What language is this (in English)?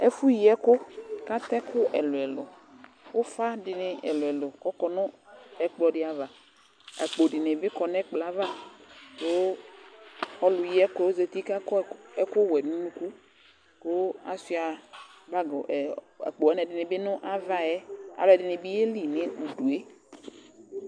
Ikposo